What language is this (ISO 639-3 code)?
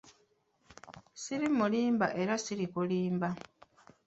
lug